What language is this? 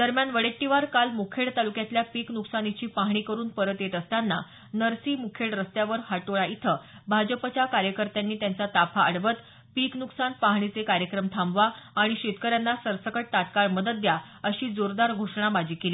Marathi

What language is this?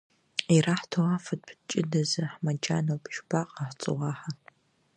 Abkhazian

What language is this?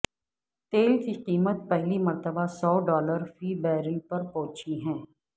Urdu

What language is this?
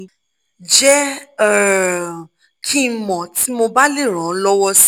Yoruba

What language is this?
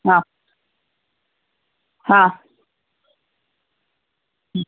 Kannada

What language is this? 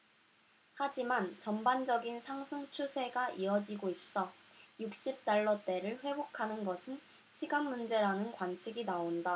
Korean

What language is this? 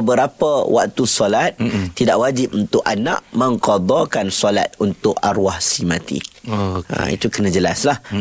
Malay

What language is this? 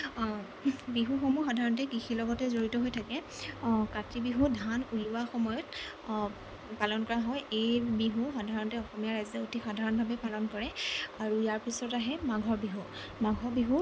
Assamese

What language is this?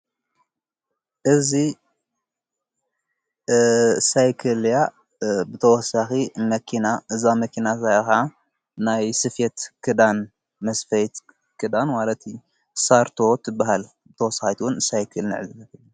Tigrinya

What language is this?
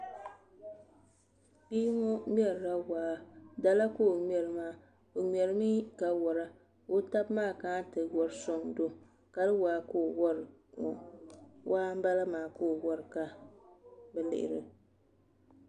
Dagbani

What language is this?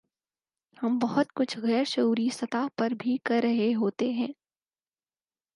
Urdu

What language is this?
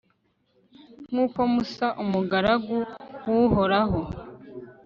Kinyarwanda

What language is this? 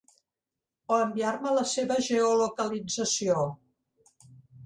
Catalan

